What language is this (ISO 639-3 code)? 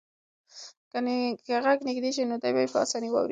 pus